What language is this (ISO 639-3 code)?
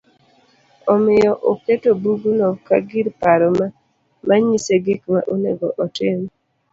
luo